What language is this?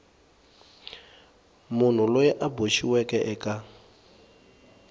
Tsonga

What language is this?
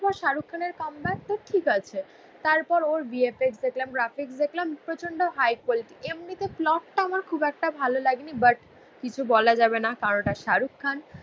Bangla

